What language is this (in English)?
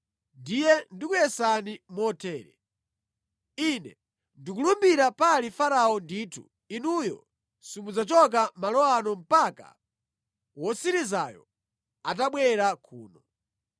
Nyanja